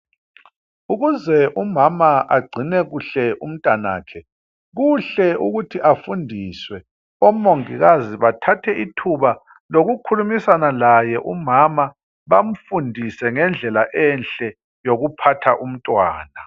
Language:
North Ndebele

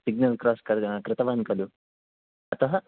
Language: Sanskrit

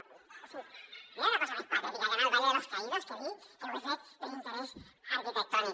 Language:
Catalan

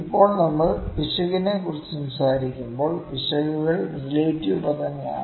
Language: Malayalam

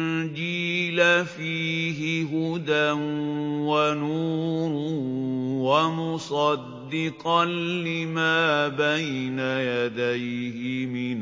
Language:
Arabic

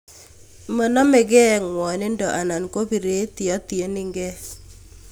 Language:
Kalenjin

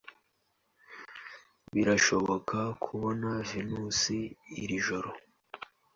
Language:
Kinyarwanda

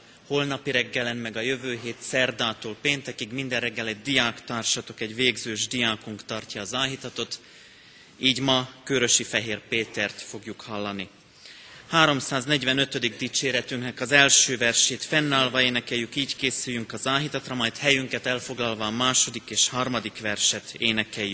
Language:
Hungarian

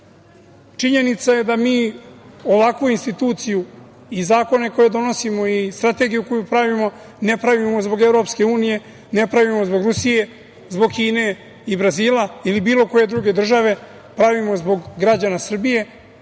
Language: Serbian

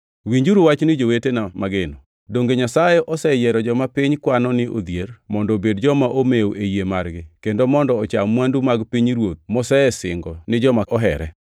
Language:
Luo (Kenya and Tanzania)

